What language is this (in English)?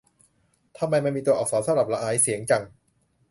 Thai